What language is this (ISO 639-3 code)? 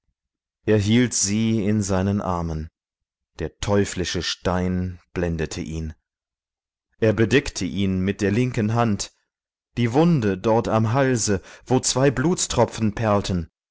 deu